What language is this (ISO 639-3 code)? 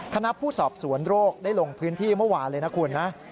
tha